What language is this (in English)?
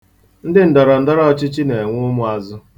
Igbo